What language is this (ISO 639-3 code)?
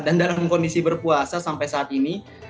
ind